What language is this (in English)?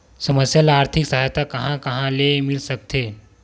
Chhattisgarhi